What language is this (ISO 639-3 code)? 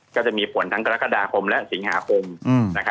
tha